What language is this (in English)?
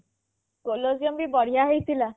Odia